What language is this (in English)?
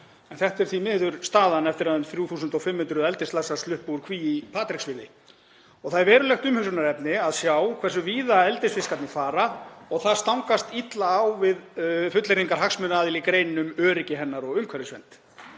Icelandic